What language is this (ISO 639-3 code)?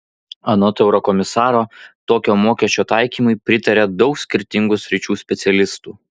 lit